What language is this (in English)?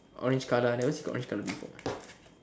English